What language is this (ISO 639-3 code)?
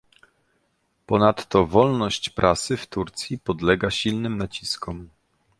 pol